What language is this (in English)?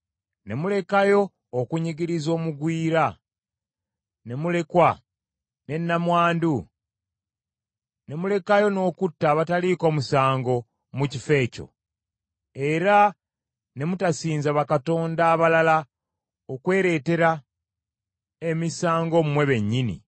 Ganda